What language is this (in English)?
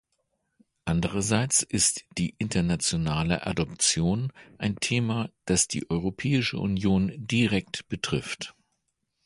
German